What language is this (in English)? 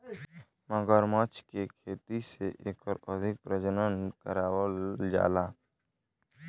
Bhojpuri